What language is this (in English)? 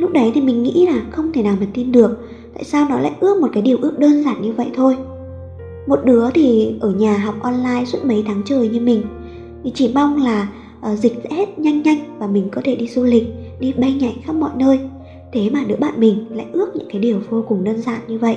Vietnamese